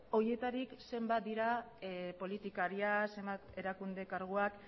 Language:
Basque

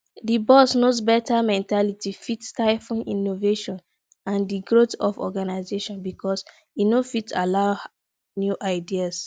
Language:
Nigerian Pidgin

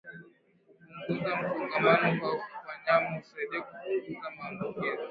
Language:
Swahili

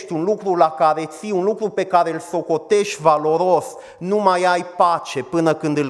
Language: Romanian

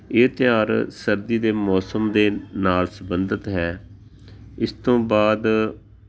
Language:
Punjabi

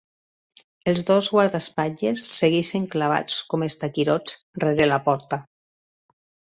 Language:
Catalan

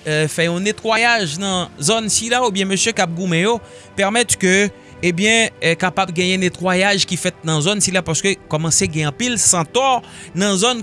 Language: French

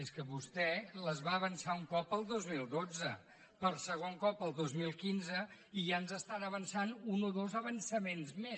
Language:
Catalan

